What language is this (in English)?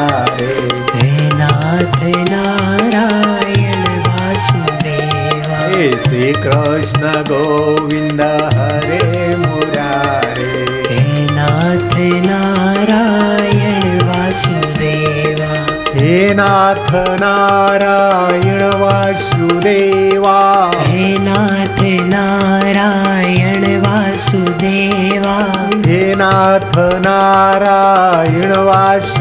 Hindi